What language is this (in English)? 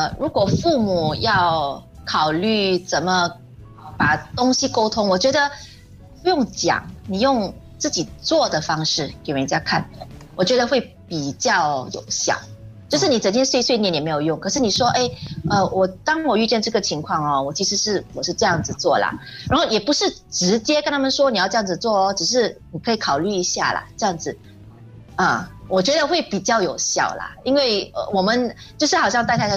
Chinese